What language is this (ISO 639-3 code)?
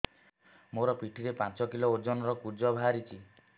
ori